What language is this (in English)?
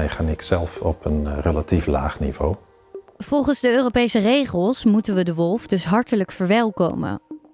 Dutch